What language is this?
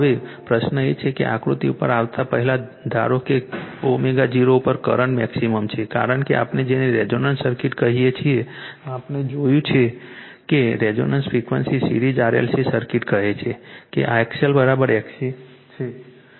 Gujarati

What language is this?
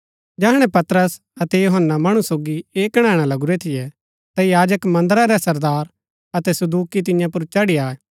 Gaddi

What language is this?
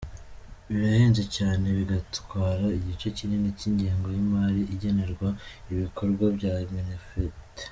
Kinyarwanda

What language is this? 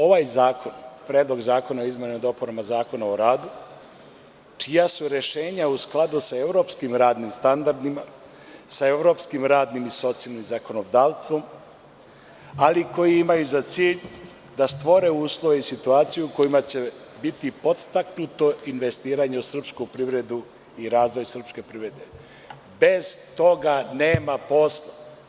Serbian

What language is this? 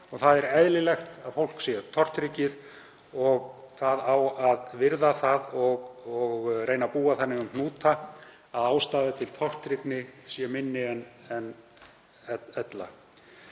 Icelandic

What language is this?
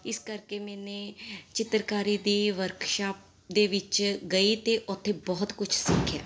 Punjabi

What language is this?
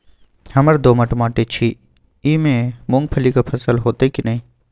Maithili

